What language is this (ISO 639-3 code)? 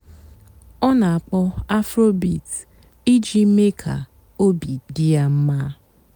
ibo